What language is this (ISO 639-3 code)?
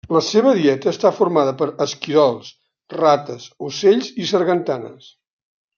cat